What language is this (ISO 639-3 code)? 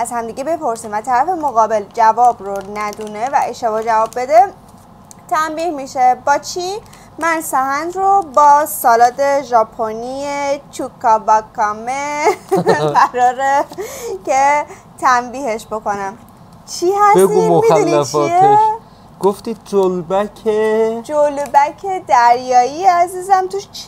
fas